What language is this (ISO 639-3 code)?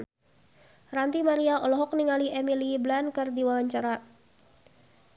sun